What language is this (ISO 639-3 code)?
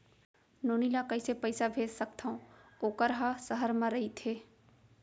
hne